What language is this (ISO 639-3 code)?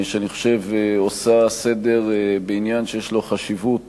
heb